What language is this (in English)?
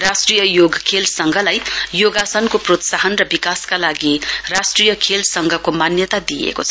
Nepali